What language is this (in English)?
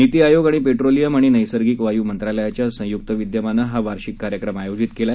Marathi